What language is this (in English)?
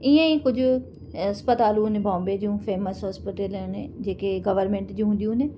Sindhi